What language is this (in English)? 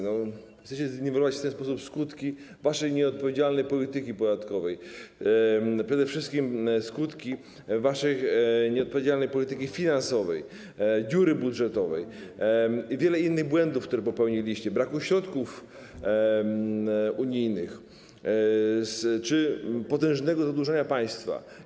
Polish